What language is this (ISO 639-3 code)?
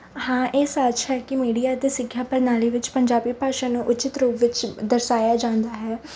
pan